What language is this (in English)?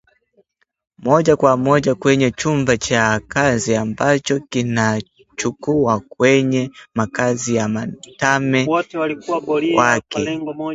Swahili